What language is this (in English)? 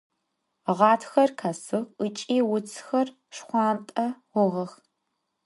Adyghe